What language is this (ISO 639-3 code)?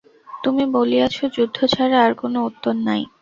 ben